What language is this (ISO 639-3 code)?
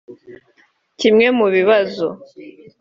kin